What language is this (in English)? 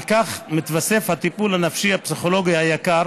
Hebrew